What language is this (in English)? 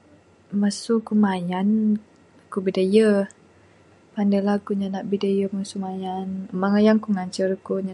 Bukar-Sadung Bidayuh